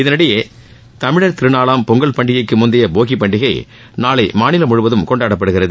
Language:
Tamil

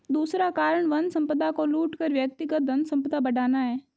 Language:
Hindi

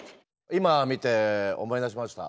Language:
Japanese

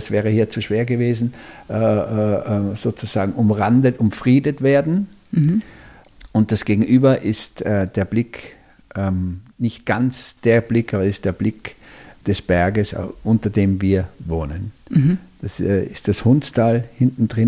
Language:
German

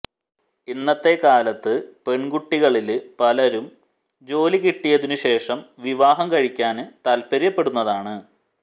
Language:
Malayalam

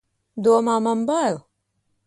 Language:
Latvian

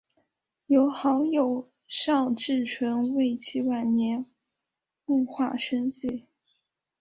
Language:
Chinese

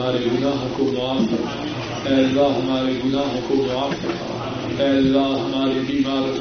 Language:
Urdu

